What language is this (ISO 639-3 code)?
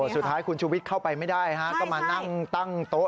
tha